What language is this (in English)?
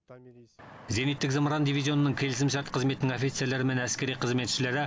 Kazakh